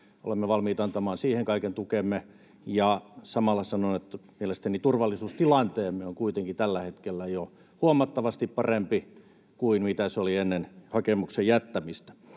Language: Finnish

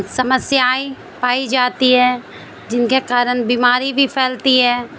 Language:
Urdu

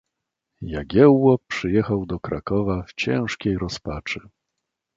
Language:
Polish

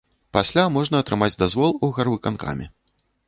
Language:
Belarusian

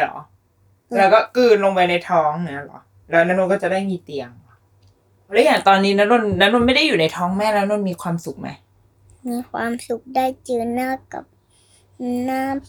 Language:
Thai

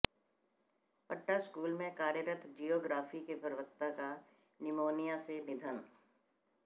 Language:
Hindi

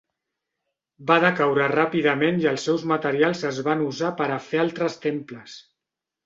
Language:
Catalan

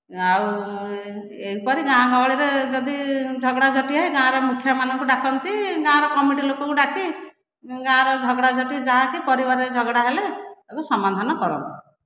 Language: Odia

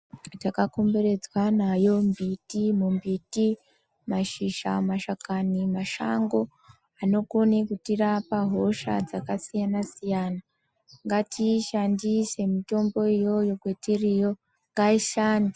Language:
Ndau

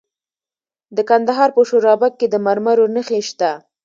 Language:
Pashto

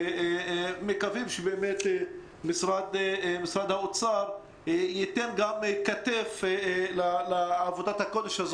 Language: Hebrew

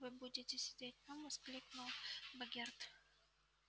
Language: Russian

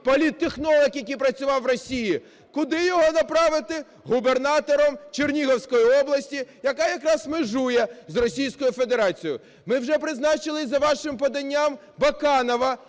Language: Ukrainian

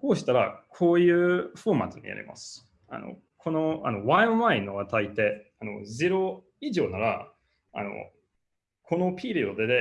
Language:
Japanese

